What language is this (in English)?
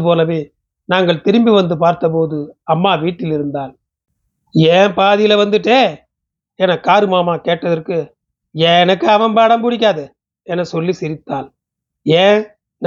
Tamil